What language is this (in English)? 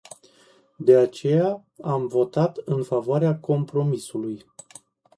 Romanian